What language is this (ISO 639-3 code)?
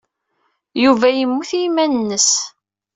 kab